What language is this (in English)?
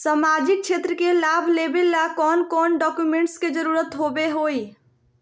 Magahi